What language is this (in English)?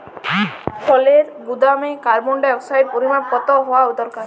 Bangla